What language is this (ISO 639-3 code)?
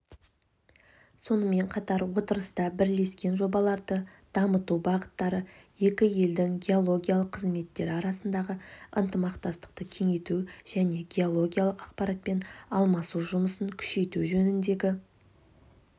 kaz